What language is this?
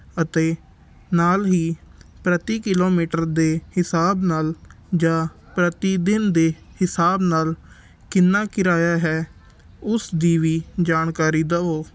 Punjabi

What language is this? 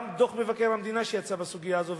Hebrew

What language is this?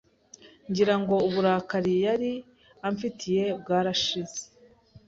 Kinyarwanda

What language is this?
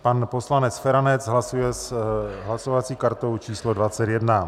Czech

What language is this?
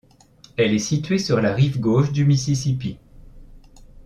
French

